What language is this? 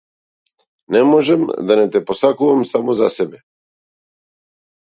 Macedonian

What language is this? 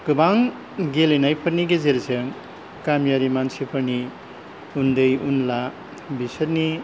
Bodo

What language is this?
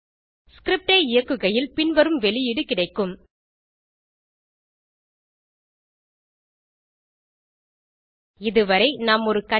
Tamil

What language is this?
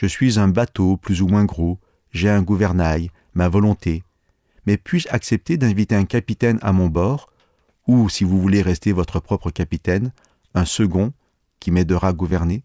French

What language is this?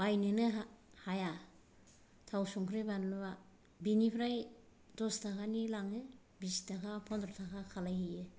Bodo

